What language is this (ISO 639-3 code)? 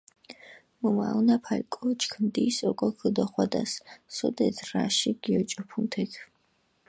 xmf